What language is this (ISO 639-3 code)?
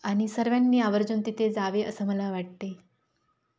mar